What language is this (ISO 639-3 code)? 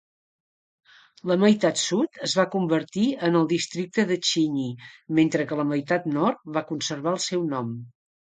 cat